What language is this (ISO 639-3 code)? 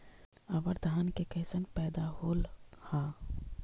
mag